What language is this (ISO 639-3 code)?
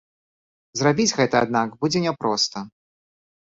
bel